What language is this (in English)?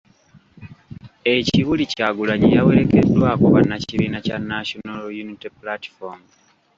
Ganda